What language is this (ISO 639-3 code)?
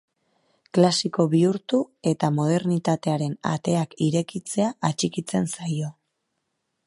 eus